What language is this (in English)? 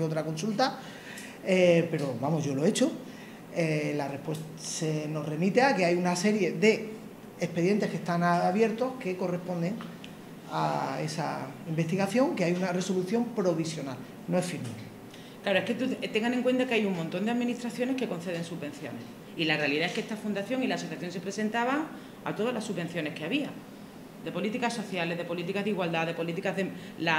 Spanish